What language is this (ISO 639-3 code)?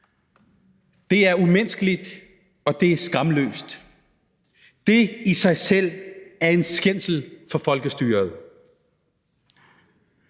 dan